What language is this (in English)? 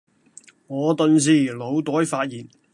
Cantonese